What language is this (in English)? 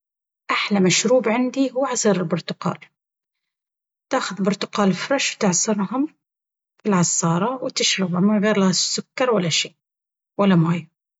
Baharna Arabic